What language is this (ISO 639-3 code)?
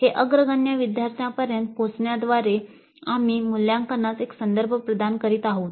mar